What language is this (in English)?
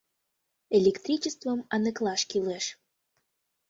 Mari